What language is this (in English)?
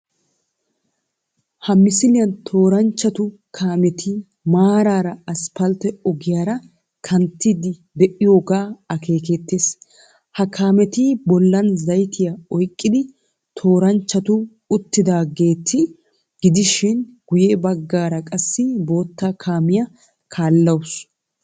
Wolaytta